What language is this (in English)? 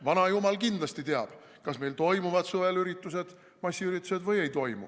Estonian